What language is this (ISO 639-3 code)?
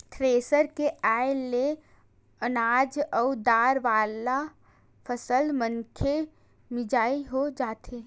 hne